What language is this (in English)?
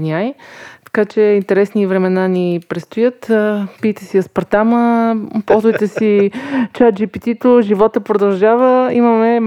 Bulgarian